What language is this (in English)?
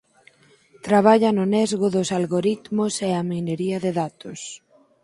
Galician